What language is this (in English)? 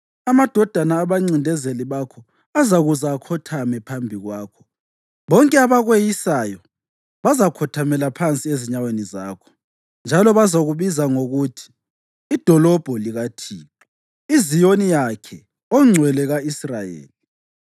North Ndebele